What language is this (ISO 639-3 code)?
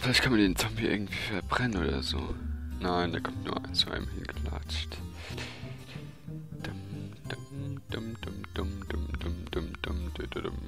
deu